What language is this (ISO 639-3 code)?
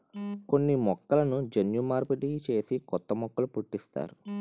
tel